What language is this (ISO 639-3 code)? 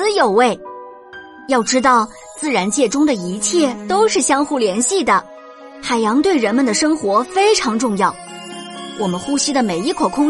zho